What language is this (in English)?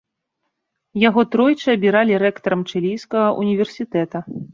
Belarusian